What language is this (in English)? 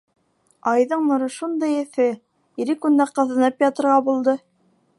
Bashkir